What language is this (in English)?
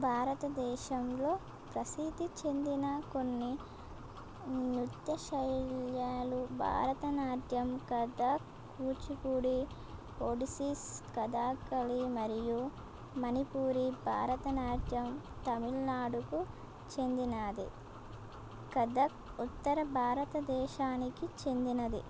Telugu